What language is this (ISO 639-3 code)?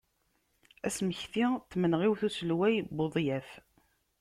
kab